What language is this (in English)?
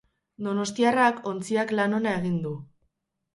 Basque